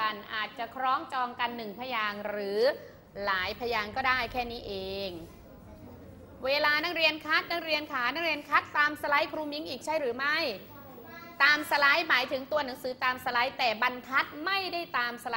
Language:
Thai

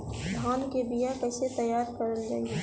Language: Bhojpuri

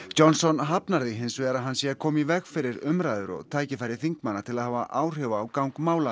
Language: Icelandic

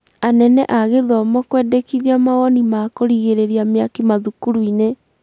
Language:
Kikuyu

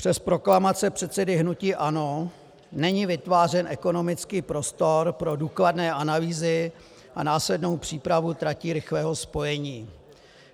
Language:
Czech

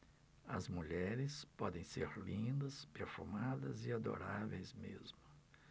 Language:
Portuguese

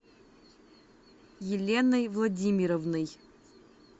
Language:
Russian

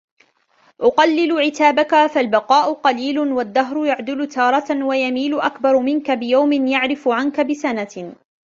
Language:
Arabic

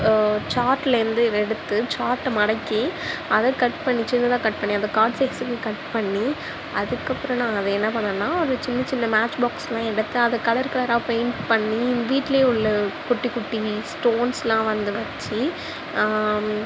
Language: Tamil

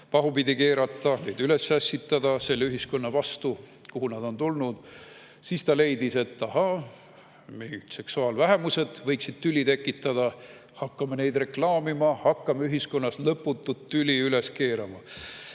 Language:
Estonian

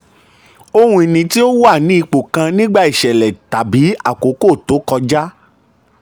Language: Yoruba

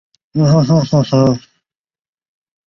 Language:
Chinese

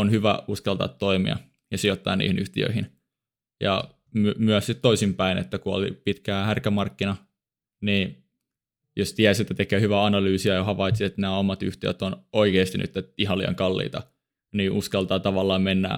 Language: Finnish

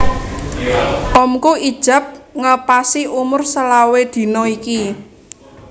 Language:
Javanese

